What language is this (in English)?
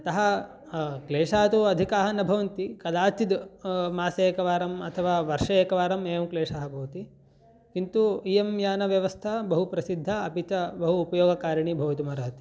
Sanskrit